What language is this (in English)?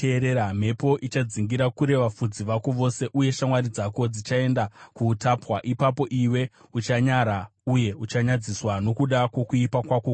Shona